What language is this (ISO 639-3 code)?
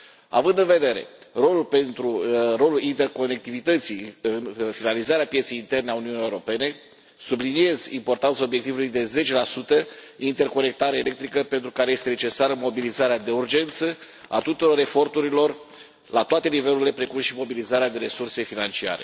ron